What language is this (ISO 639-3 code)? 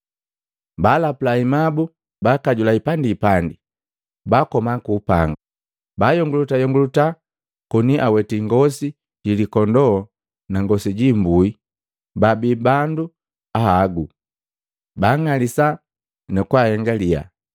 mgv